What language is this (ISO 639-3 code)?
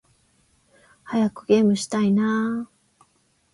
jpn